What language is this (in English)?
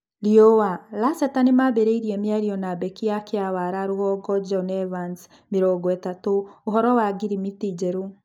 Kikuyu